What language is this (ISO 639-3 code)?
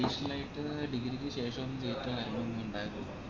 mal